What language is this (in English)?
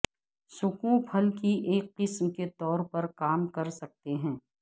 Urdu